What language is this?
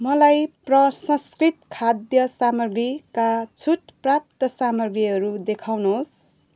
Nepali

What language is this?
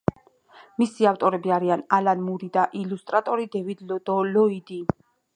Georgian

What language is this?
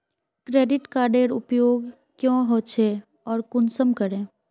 Magahi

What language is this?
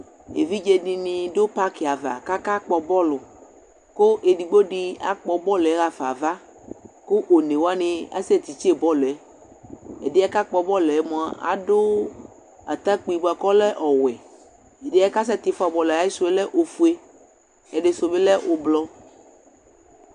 Ikposo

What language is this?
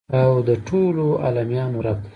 Pashto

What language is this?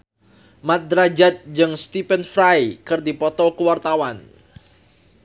Sundanese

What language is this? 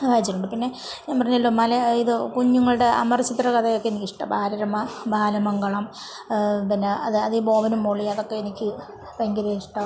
Malayalam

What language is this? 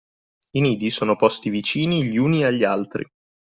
Italian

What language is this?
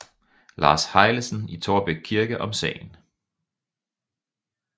Danish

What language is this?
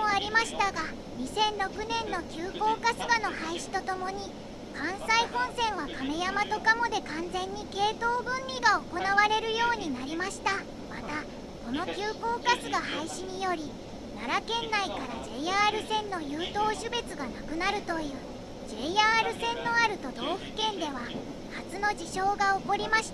Japanese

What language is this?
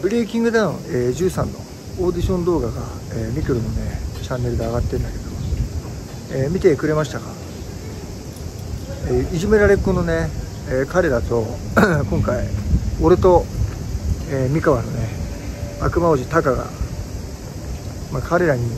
Japanese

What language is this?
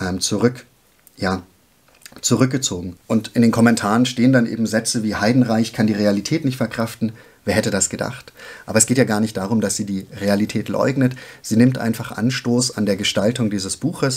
German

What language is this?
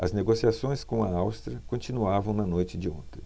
Portuguese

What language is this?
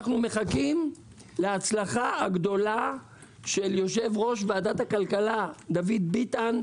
Hebrew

